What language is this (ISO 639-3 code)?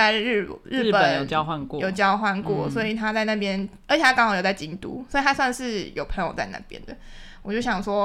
zho